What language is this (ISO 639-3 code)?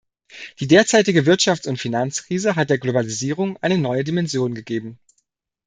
deu